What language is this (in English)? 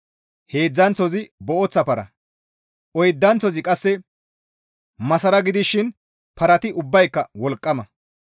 Gamo